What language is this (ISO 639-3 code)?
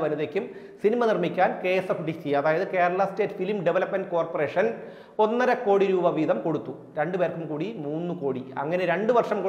ind